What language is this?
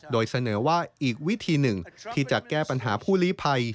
Thai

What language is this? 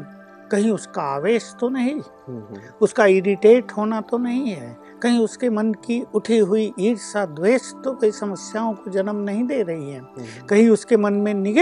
Hindi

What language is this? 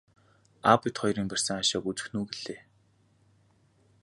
Mongolian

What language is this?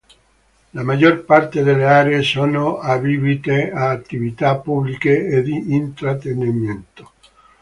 Italian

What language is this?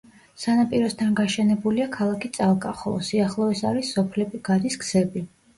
Georgian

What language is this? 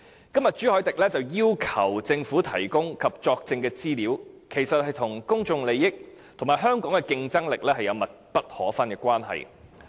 Cantonese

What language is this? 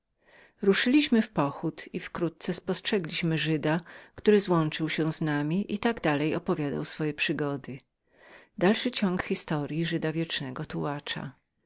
Polish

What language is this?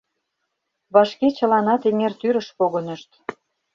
Mari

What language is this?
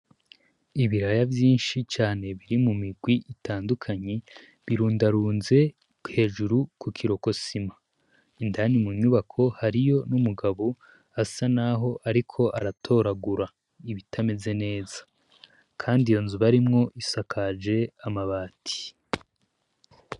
Rundi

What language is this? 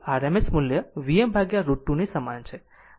Gujarati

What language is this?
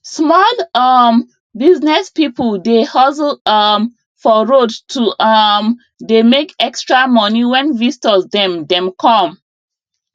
Nigerian Pidgin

